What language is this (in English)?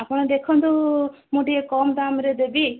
Odia